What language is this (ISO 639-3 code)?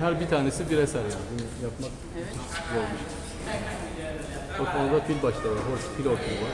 tur